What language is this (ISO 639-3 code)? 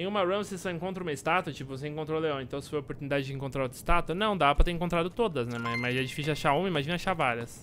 por